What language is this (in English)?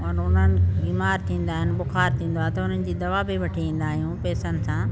Sindhi